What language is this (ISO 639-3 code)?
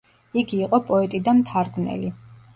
kat